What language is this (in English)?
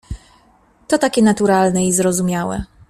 Polish